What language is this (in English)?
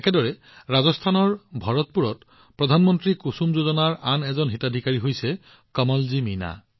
Assamese